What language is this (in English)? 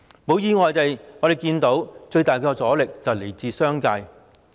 Cantonese